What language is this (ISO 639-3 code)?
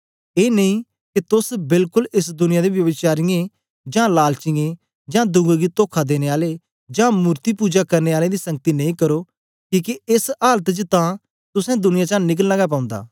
doi